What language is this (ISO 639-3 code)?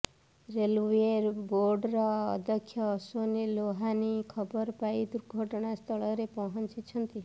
ori